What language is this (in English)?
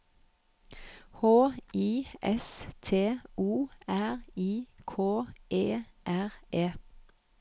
Norwegian